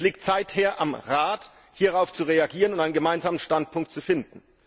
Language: German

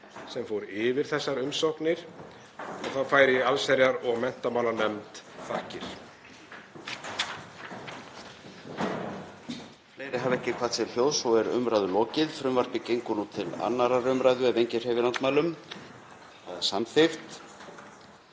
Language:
Icelandic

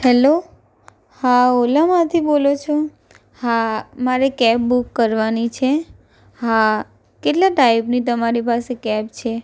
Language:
Gujarati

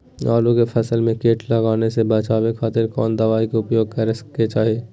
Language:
Magahi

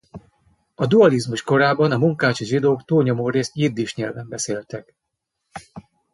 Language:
Hungarian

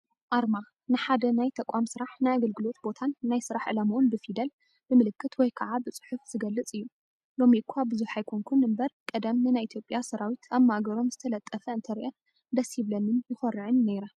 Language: Tigrinya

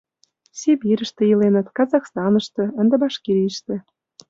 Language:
Mari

